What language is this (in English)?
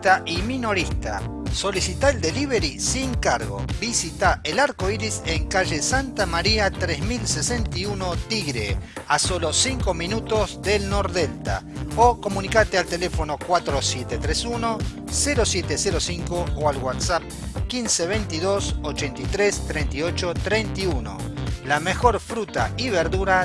Spanish